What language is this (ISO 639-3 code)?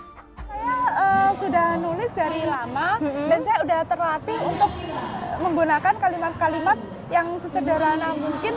ind